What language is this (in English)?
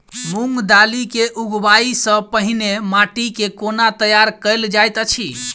Maithili